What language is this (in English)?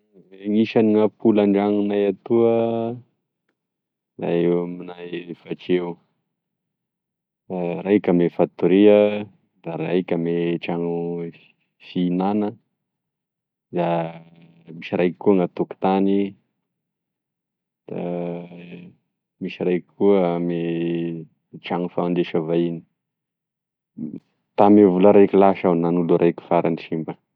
Tesaka Malagasy